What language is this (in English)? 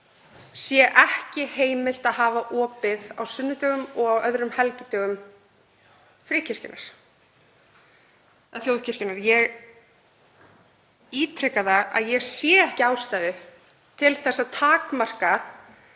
Icelandic